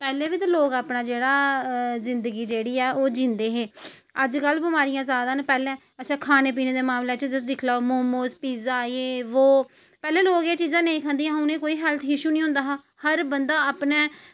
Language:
Dogri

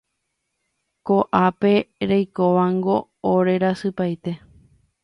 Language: Guarani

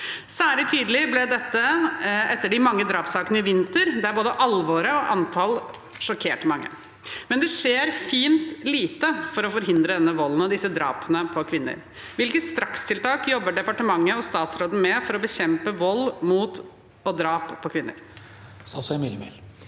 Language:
Norwegian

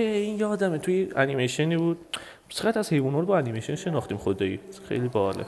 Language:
Persian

